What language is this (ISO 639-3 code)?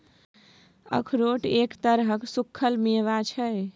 mai